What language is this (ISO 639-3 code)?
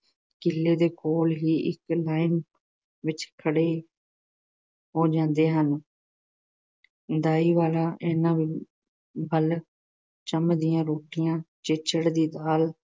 pan